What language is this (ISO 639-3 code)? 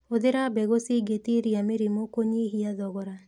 kik